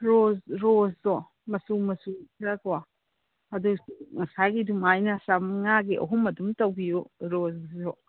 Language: Manipuri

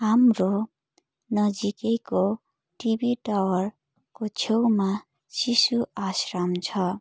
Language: Nepali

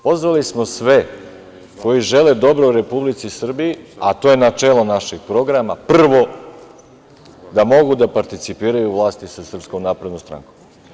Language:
Serbian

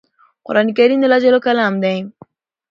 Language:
Pashto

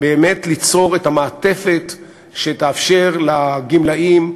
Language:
Hebrew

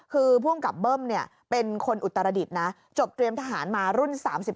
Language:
Thai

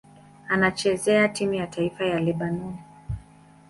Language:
Swahili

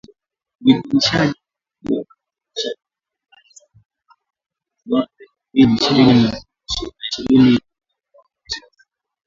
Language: Swahili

